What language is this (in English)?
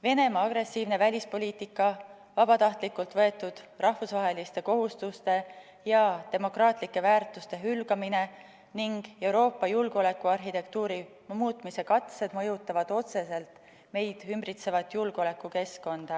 Estonian